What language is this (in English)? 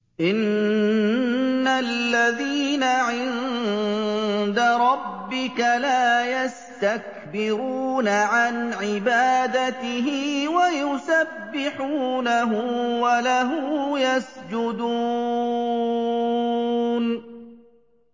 Arabic